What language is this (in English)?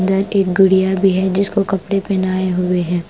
Hindi